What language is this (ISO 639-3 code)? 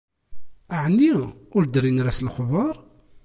kab